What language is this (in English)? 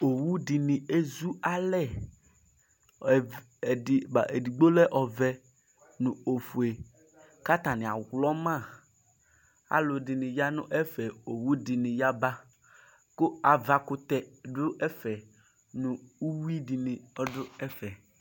Ikposo